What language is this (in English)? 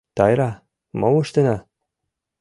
Mari